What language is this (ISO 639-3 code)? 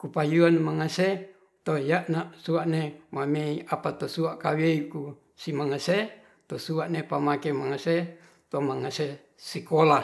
rth